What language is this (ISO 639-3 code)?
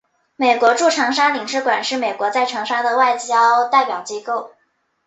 zho